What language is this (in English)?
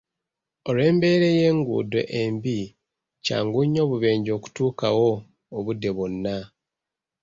Ganda